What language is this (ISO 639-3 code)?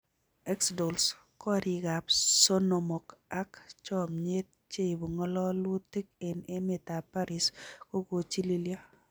kln